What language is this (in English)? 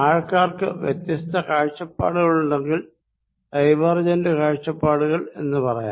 Malayalam